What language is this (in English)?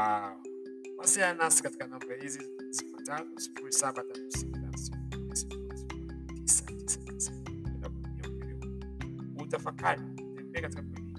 Swahili